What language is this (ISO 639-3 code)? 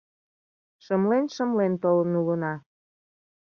chm